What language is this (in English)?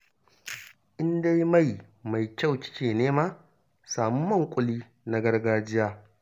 Hausa